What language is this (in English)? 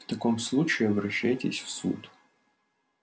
Russian